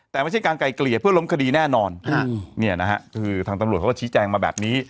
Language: Thai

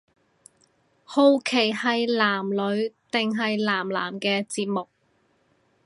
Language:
Cantonese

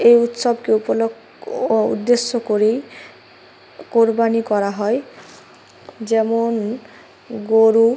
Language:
Bangla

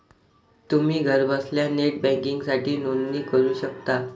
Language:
Marathi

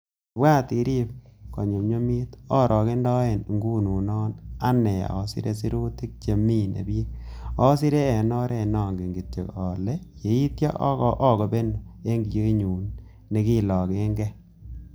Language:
Kalenjin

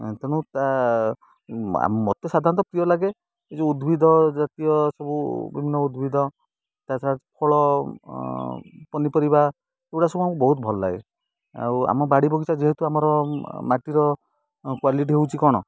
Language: Odia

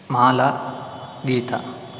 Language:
Sanskrit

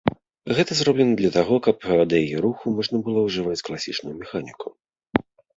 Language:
Belarusian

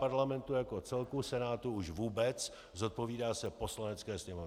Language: Czech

